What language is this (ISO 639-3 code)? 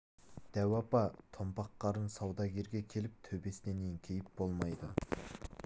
kaz